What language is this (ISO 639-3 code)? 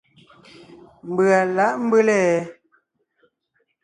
nnh